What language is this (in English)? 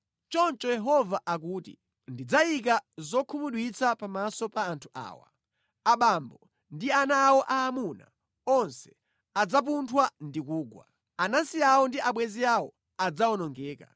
Nyanja